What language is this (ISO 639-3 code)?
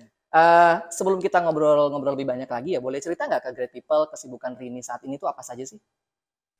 ind